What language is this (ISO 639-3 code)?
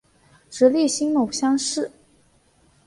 zho